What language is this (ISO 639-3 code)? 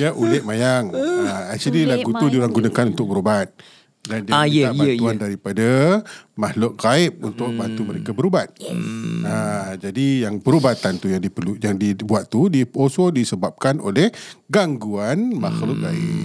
msa